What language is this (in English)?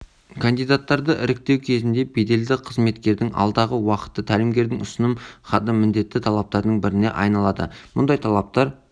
Kazakh